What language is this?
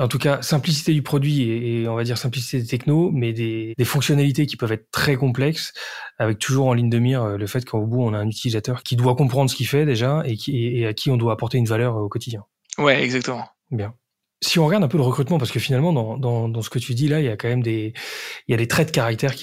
French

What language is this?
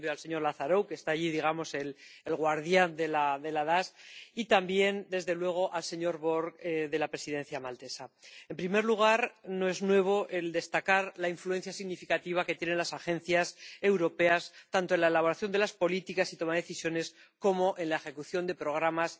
Spanish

